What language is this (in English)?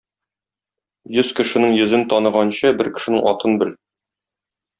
Tatar